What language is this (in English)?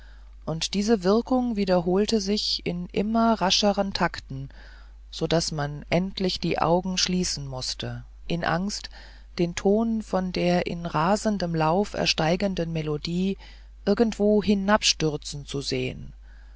German